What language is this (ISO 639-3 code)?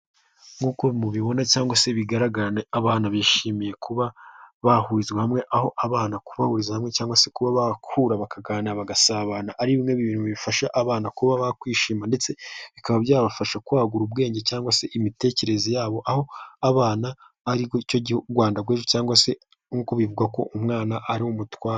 kin